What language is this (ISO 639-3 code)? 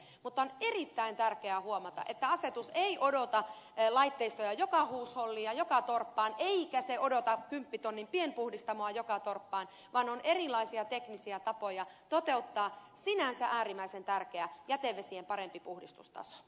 fin